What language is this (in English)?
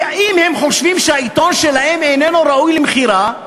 Hebrew